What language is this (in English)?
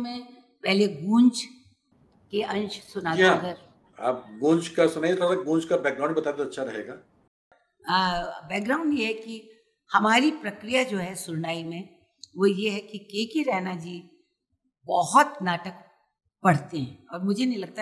Hindi